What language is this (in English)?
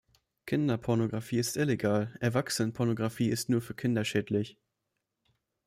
German